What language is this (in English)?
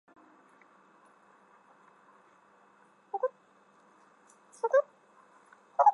Chinese